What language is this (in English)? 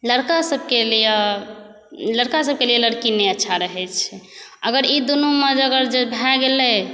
Maithili